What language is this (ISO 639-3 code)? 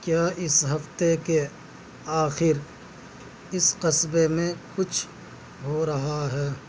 urd